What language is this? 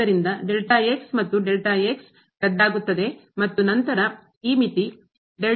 Kannada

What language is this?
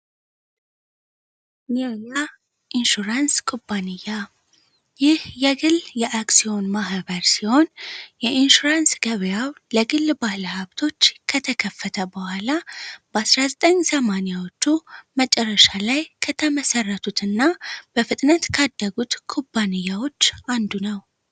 Amharic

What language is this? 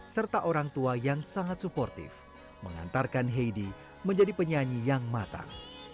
Indonesian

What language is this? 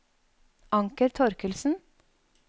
Norwegian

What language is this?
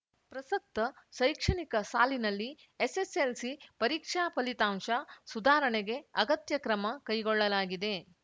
Kannada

